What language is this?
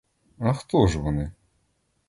Ukrainian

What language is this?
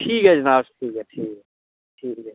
Dogri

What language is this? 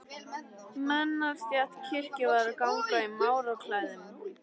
Icelandic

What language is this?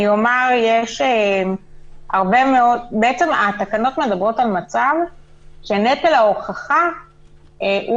Hebrew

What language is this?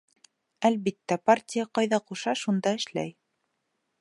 Bashkir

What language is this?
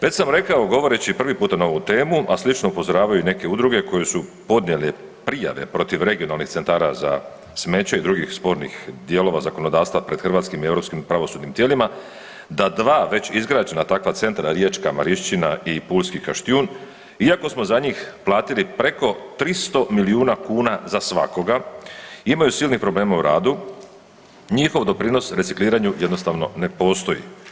Croatian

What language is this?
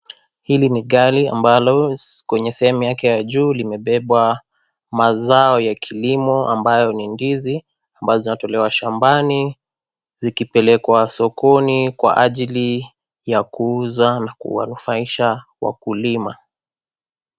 Swahili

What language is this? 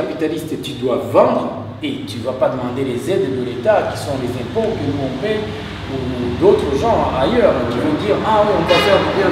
French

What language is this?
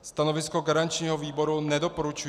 Czech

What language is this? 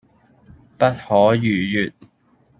Cantonese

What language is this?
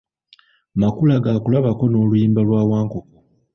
Ganda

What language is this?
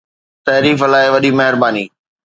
Sindhi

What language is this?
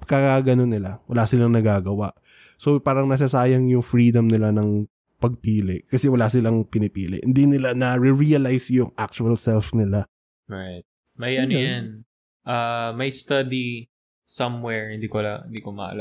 Filipino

